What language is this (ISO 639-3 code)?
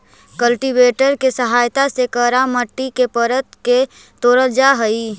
mag